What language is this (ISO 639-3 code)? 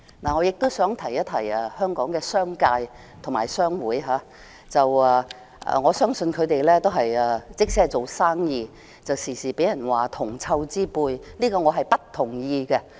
yue